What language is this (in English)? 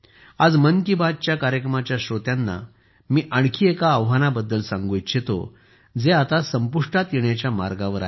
Marathi